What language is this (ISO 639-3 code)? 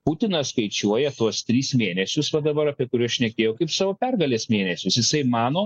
lit